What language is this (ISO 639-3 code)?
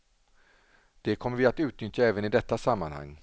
swe